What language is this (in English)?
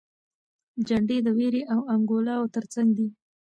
Pashto